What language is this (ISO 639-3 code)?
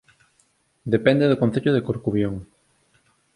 glg